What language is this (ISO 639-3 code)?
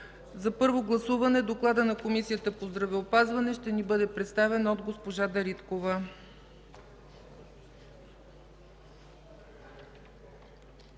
bul